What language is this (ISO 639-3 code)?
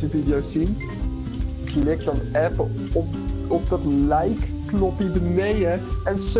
nld